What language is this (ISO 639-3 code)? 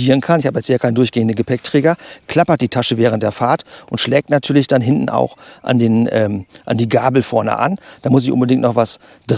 deu